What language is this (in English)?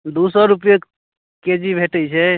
Maithili